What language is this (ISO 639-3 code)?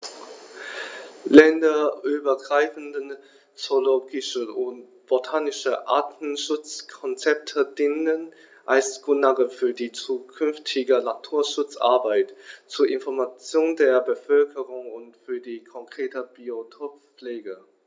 deu